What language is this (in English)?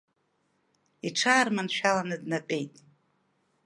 Abkhazian